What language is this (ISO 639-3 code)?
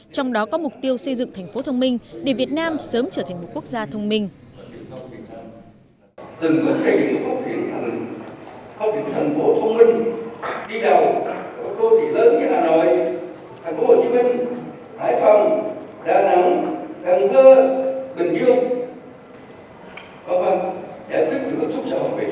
vie